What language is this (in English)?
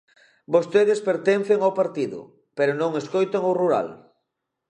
Galician